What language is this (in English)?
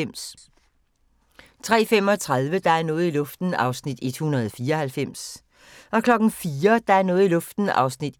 Danish